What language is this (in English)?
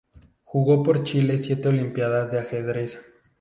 Spanish